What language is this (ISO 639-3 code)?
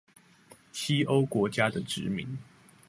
zho